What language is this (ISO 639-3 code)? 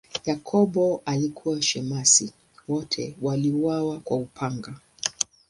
swa